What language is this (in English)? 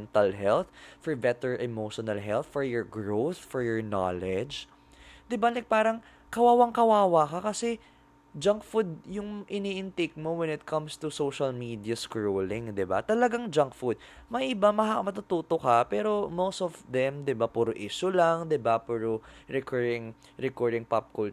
Filipino